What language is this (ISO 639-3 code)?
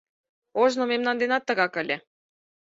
chm